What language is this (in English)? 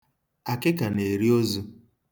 Igbo